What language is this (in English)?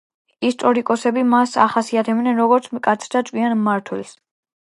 Georgian